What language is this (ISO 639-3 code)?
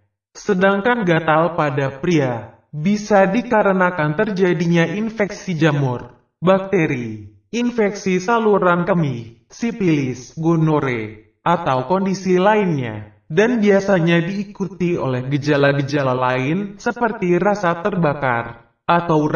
ind